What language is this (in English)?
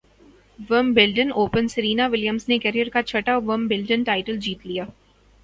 Urdu